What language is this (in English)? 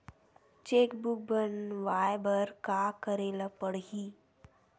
Chhattisgarhi